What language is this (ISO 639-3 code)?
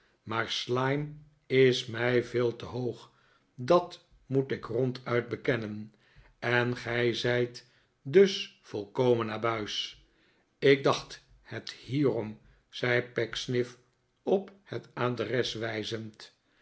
nld